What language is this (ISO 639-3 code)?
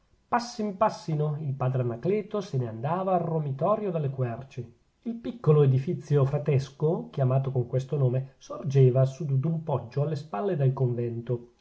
ita